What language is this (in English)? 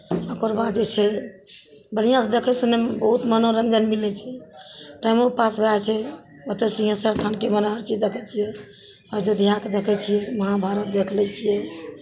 Maithili